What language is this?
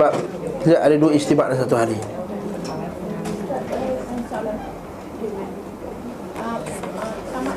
Malay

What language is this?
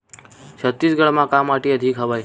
Chhattisgarhi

